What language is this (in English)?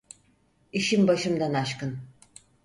Turkish